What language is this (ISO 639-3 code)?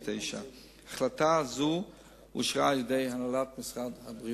heb